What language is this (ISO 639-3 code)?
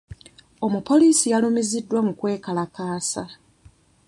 lug